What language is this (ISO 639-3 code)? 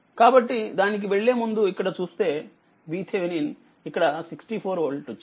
tel